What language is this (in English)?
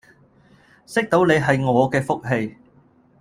Cantonese